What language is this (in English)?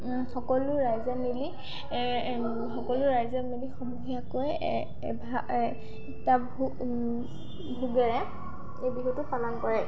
Assamese